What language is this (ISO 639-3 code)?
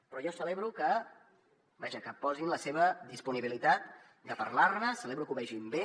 cat